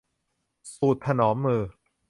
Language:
Thai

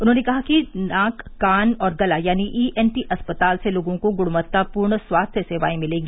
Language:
Hindi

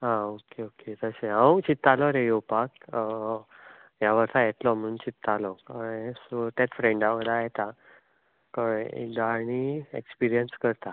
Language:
Konkani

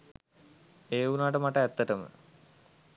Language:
Sinhala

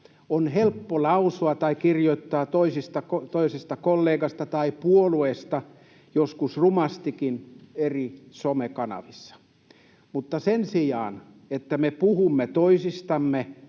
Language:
Finnish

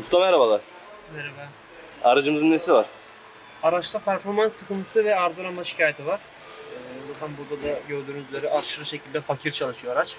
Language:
Turkish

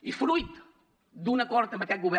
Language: Catalan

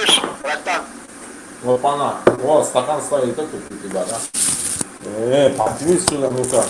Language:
Russian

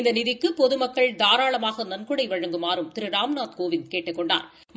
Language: Tamil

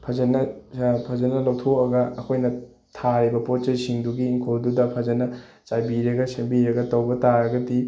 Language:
Manipuri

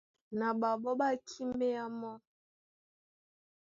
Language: Duala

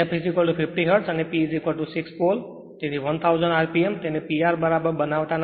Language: Gujarati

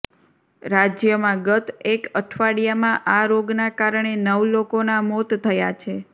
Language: Gujarati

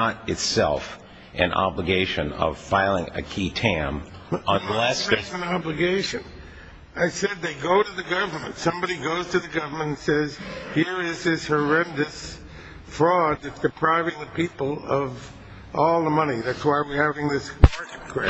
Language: English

